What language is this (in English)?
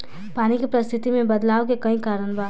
Bhojpuri